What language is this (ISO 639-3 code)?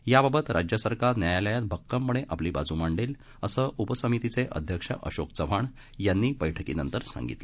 mar